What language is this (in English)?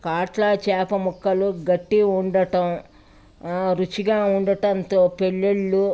Telugu